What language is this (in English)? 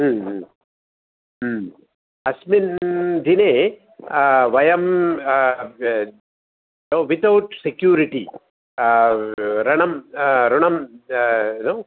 Sanskrit